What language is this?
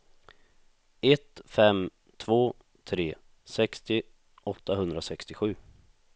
Swedish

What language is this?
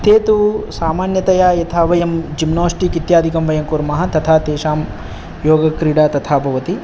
Sanskrit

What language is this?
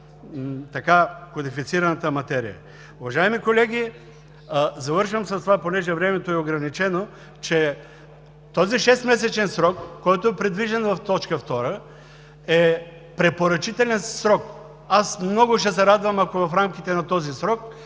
Bulgarian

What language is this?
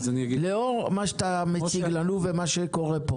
Hebrew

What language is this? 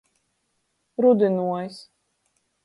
Latgalian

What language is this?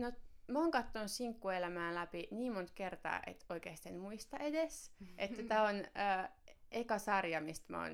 Finnish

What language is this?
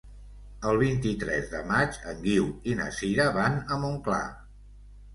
Catalan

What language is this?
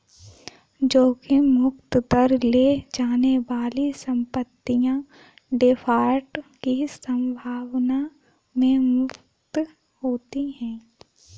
Hindi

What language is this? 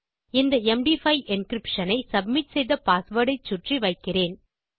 Tamil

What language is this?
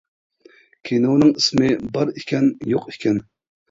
Uyghur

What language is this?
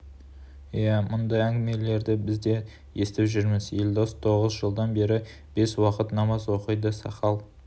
Kazakh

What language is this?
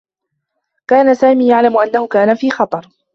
Arabic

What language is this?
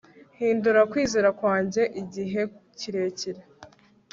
Kinyarwanda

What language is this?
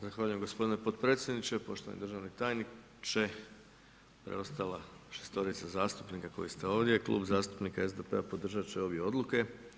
Croatian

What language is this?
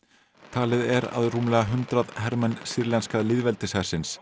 Icelandic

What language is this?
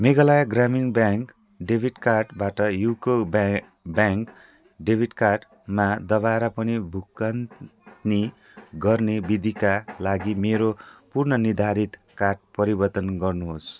Nepali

